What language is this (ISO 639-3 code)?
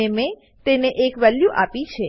guj